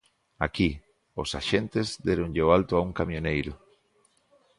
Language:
Galician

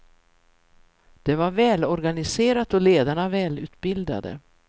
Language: Swedish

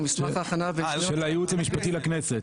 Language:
Hebrew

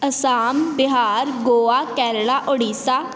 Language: Punjabi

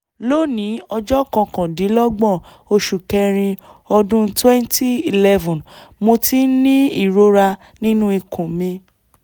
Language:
Yoruba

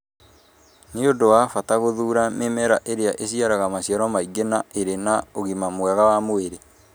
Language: Kikuyu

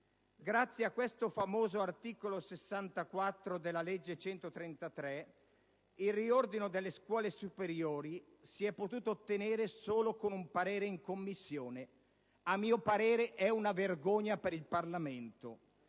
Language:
Italian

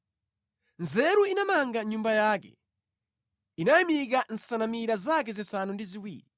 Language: Nyanja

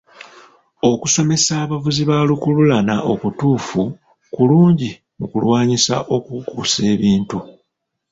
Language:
Ganda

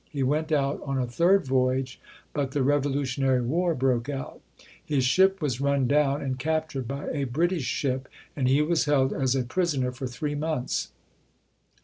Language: English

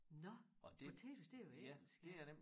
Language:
Danish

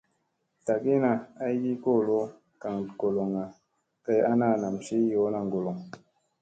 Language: Musey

